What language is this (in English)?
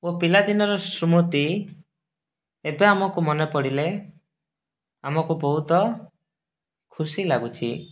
Odia